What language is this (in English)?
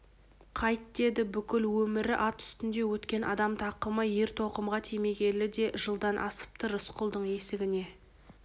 Kazakh